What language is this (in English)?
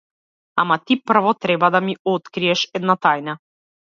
Macedonian